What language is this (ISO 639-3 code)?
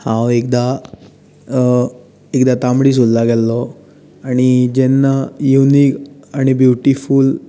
kok